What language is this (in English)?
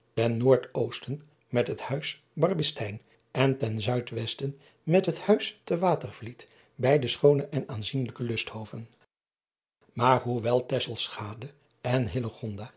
Dutch